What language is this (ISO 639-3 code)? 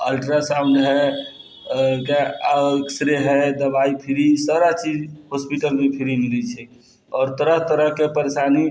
mai